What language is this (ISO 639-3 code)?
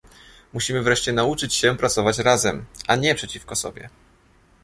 pol